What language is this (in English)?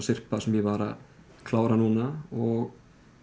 Icelandic